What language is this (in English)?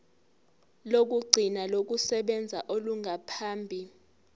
Zulu